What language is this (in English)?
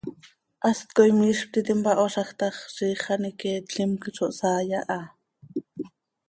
Seri